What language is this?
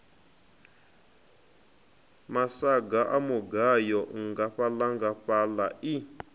Venda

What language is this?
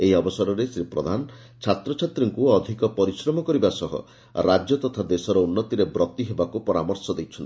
Odia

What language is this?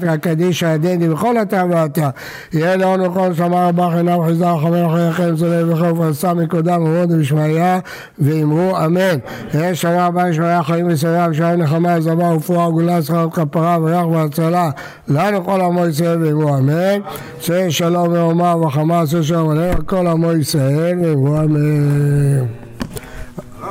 Hebrew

